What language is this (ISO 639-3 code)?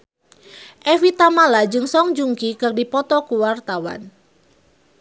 sun